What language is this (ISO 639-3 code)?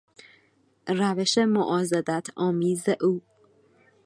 fas